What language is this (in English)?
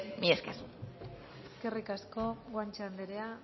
Basque